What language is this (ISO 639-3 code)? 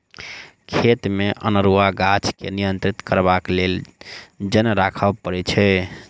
mai